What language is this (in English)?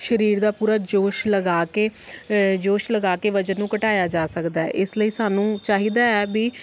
Punjabi